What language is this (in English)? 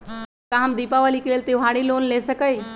Magahi